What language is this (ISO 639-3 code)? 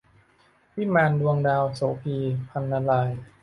tha